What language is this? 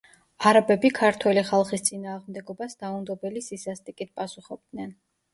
Georgian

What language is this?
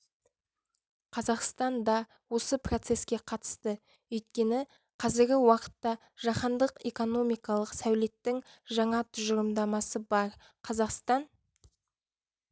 Kazakh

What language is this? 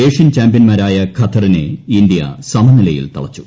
Malayalam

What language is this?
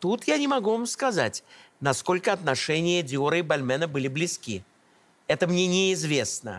Russian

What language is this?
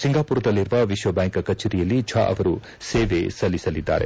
Kannada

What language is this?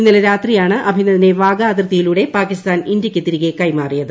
Malayalam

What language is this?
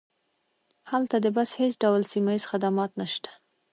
Pashto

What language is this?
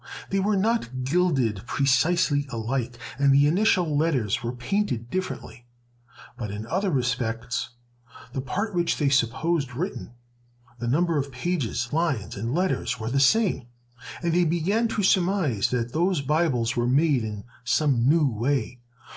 English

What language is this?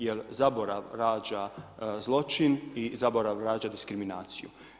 Croatian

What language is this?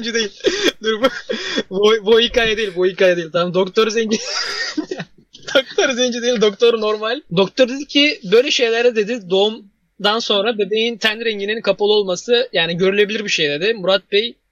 Turkish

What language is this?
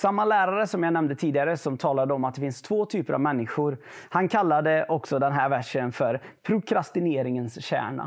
Swedish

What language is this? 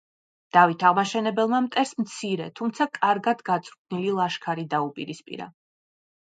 Georgian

